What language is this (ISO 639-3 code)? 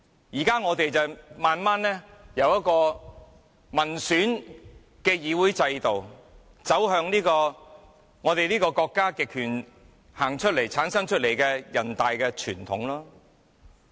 yue